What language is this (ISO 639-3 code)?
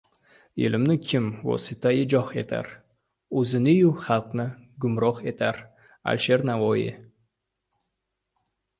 uzb